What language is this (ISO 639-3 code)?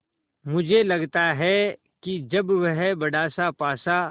hin